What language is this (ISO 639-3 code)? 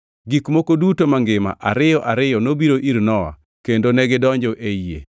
luo